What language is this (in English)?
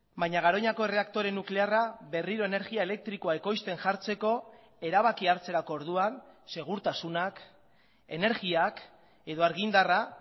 Basque